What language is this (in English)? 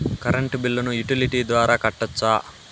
Telugu